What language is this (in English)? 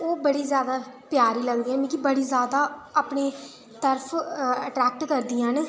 Dogri